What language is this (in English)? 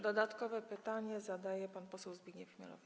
Polish